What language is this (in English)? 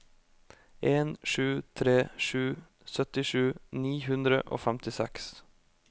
Norwegian